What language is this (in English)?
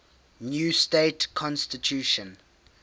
English